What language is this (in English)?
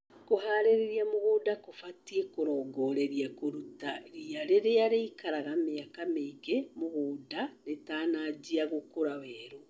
Kikuyu